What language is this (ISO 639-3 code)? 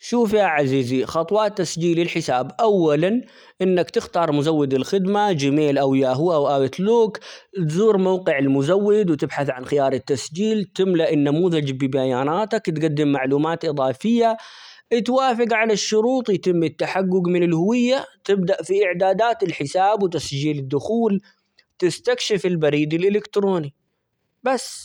acx